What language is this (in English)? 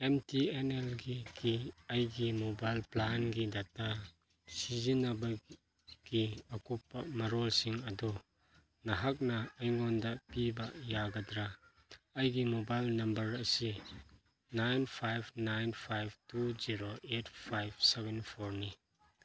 Manipuri